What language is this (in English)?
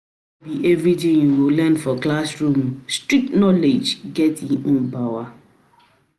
Nigerian Pidgin